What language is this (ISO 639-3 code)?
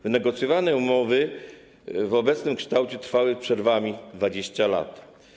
pol